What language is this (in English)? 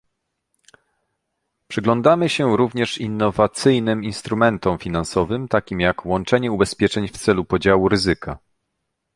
Polish